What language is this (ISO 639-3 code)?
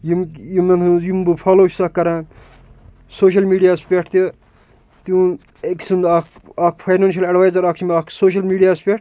kas